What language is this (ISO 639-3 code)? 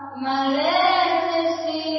asm